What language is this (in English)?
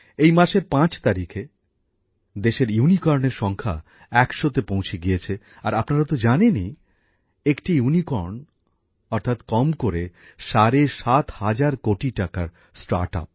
Bangla